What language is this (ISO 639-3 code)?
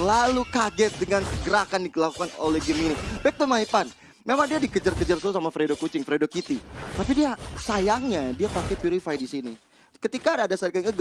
ind